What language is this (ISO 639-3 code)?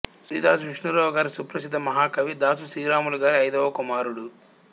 tel